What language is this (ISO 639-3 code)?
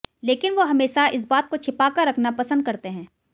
hin